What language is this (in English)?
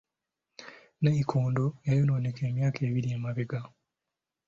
Ganda